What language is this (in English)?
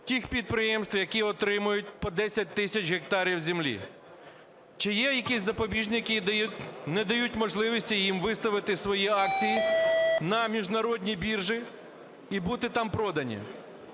Ukrainian